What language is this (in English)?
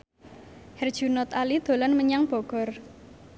Javanese